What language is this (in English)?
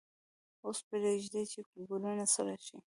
Pashto